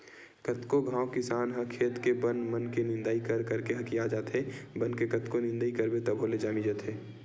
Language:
Chhattisgarhi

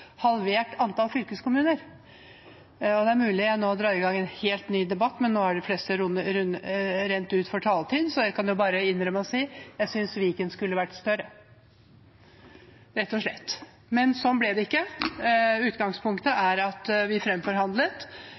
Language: Norwegian Bokmål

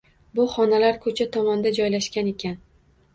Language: Uzbek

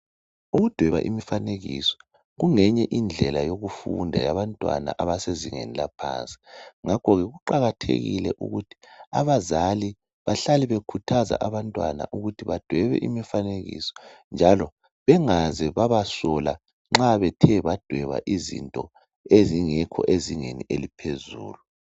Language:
North Ndebele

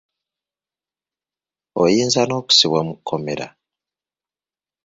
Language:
Ganda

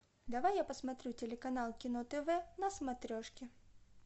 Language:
Russian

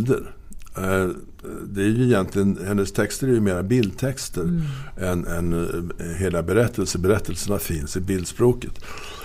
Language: Swedish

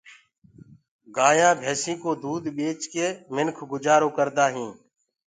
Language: Gurgula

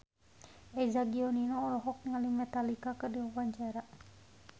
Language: Sundanese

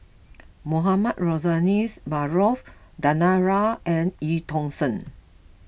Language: English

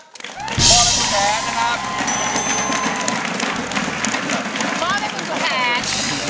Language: Thai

